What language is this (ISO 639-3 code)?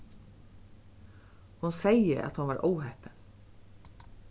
fao